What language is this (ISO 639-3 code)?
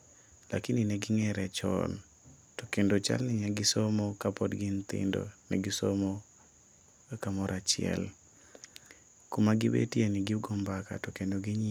luo